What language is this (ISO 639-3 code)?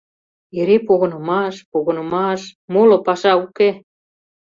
chm